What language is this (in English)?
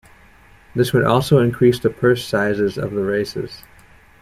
English